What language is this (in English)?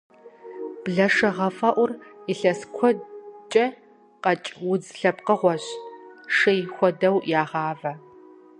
Kabardian